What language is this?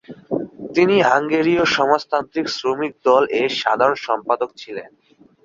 Bangla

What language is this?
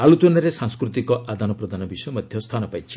Odia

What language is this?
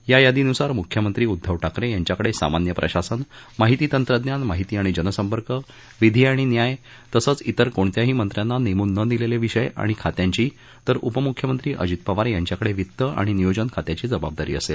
Marathi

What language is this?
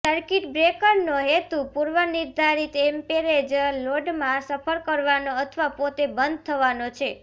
Gujarati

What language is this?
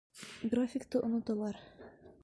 Bashkir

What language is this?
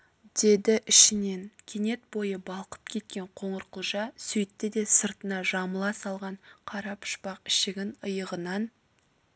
Kazakh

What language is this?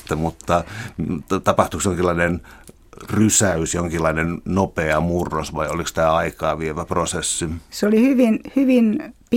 Finnish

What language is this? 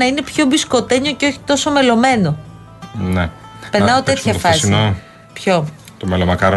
Greek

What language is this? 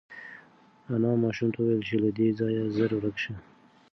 Pashto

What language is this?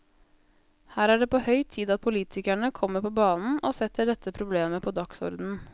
Norwegian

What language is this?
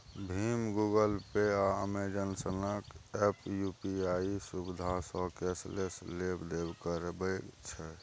Maithili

